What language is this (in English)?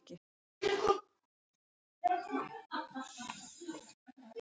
Icelandic